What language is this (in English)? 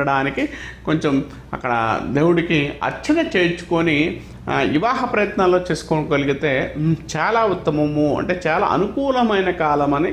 Indonesian